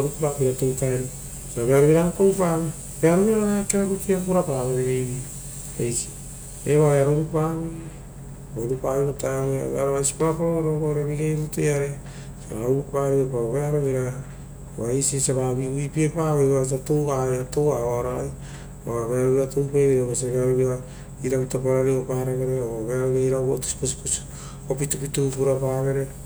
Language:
Rotokas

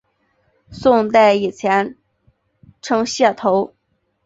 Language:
Chinese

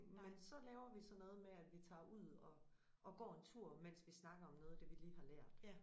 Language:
Danish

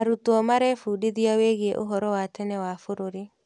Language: Kikuyu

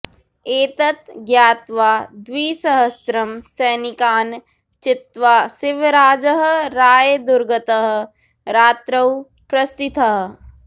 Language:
Sanskrit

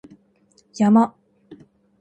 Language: Japanese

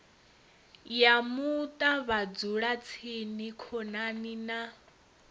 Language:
Venda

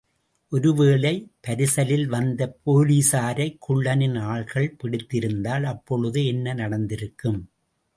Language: Tamil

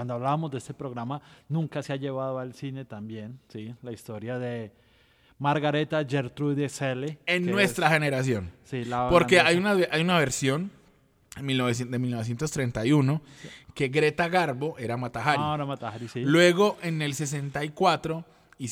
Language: Spanish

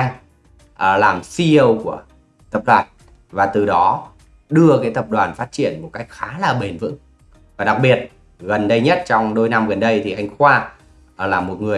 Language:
Vietnamese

